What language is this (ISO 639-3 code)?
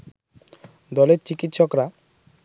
ben